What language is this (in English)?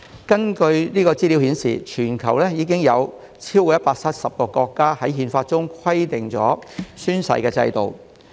Cantonese